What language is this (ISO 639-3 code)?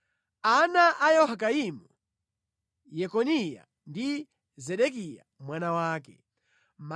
nya